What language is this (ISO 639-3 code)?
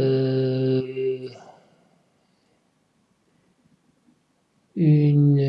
fra